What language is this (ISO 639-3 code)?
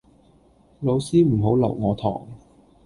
yue